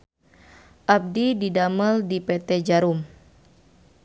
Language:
Sundanese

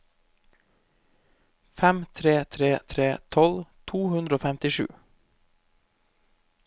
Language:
Norwegian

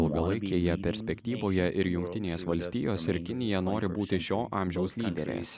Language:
Lithuanian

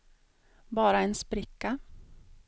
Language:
Swedish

